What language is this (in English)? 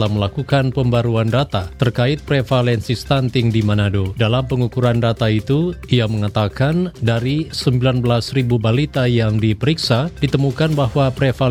Indonesian